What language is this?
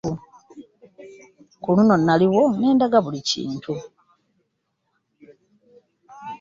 Ganda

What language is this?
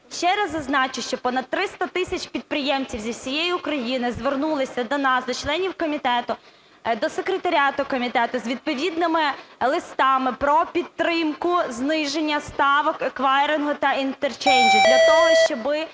Ukrainian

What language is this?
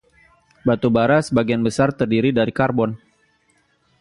Indonesian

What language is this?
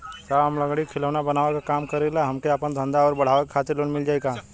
Bhojpuri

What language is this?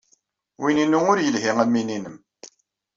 Kabyle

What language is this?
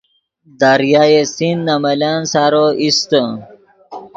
Yidgha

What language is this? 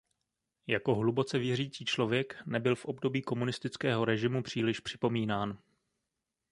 Czech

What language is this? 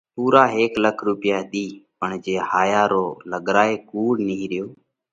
Parkari Koli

